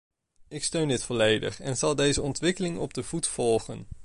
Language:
Dutch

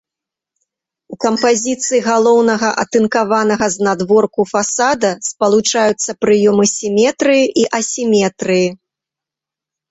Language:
Belarusian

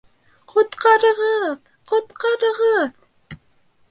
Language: Bashkir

